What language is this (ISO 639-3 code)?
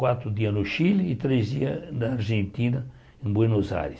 por